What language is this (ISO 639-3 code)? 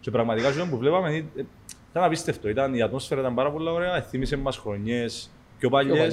ell